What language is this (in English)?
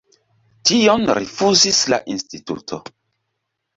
Esperanto